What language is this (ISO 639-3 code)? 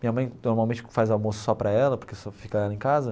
por